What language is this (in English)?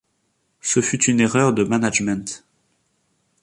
French